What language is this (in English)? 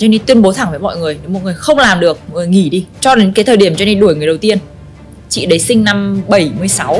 Vietnamese